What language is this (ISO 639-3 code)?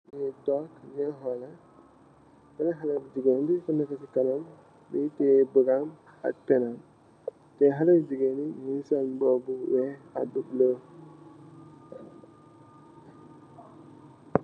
wol